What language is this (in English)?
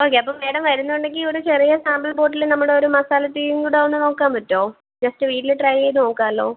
Malayalam